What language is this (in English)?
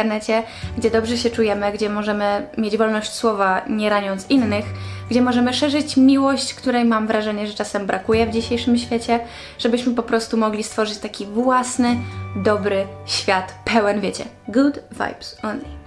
Polish